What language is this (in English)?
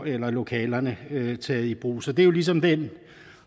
Danish